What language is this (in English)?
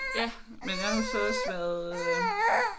Danish